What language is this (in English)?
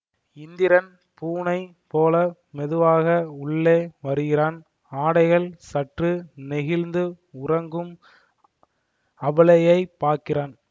Tamil